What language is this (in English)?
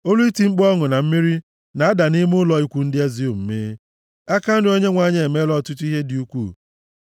Igbo